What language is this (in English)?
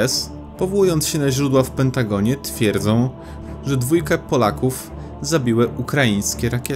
Polish